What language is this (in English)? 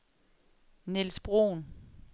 Danish